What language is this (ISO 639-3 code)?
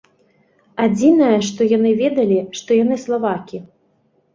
bel